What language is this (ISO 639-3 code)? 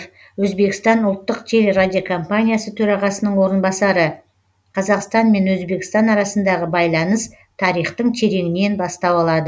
kaz